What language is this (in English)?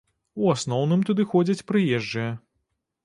Belarusian